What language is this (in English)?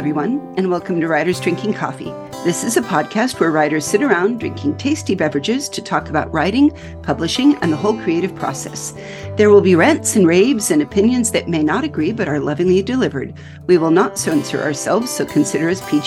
English